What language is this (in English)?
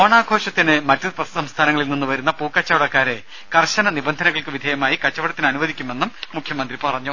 Malayalam